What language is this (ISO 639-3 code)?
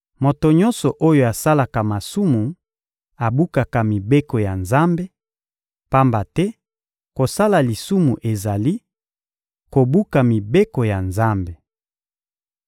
lin